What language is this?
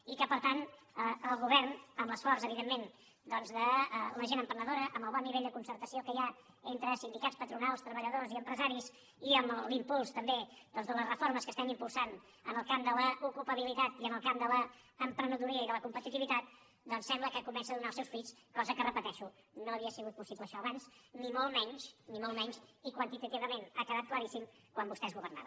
Catalan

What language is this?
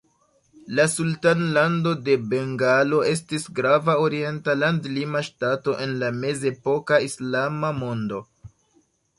Esperanto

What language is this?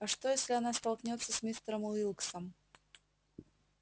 Russian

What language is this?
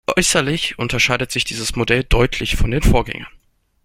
German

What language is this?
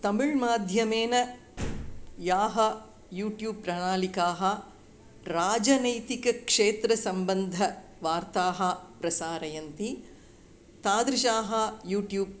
Sanskrit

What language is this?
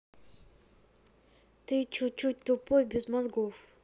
Russian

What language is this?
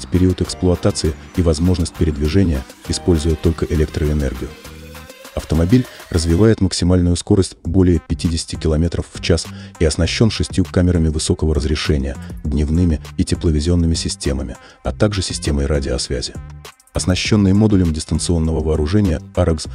Russian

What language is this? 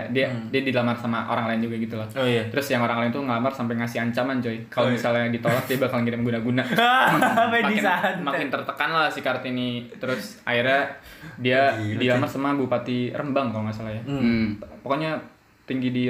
Indonesian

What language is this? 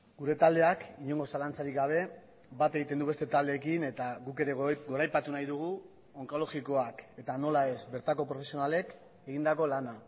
Basque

